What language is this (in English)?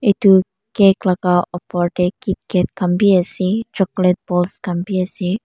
Naga Pidgin